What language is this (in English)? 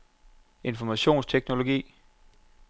Danish